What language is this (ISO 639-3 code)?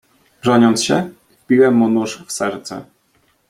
pol